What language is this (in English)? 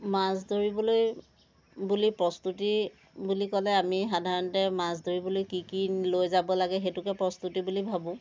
Assamese